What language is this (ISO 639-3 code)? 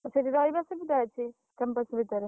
ori